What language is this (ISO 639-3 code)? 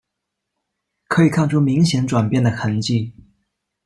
zho